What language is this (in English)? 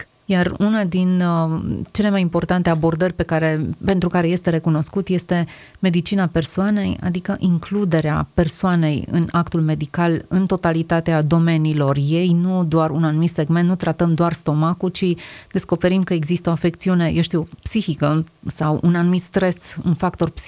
Romanian